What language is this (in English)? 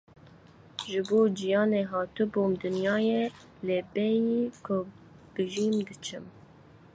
Kurdish